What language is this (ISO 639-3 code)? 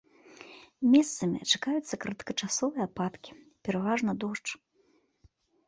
bel